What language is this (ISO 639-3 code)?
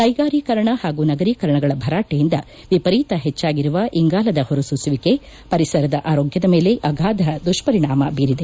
kan